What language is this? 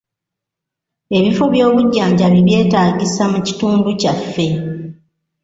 Ganda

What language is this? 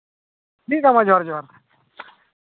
Santali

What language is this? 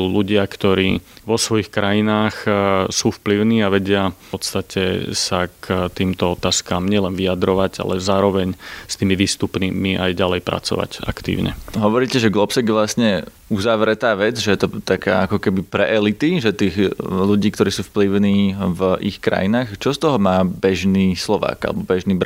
Slovak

